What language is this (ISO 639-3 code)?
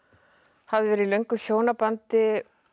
isl